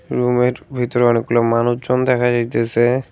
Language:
Bangla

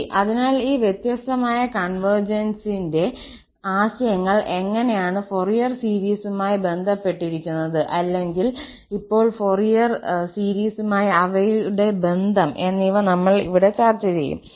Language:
Malayalam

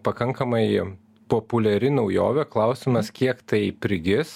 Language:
Lithuanian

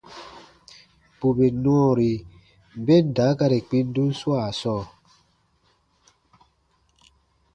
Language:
Baatonum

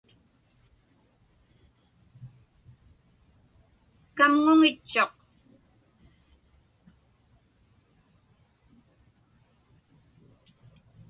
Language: Inupiaq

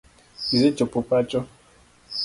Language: Luo (Kenya and Tanzania)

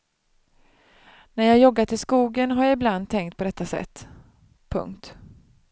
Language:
Swedish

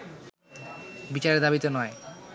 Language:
Bangla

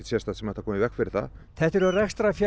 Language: Icelandic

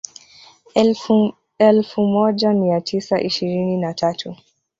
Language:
Swahili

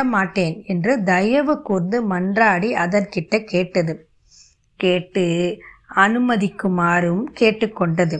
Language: Tamil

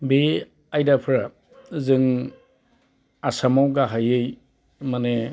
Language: Bodo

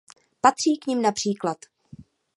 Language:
Czech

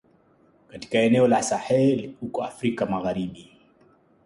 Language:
Swahili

